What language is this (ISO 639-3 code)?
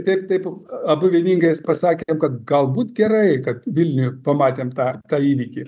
lit